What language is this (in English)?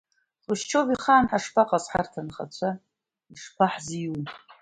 Abkhazian